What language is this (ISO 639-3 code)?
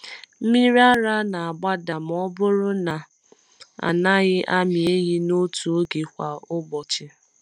ibo